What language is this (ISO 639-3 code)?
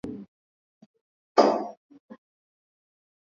swa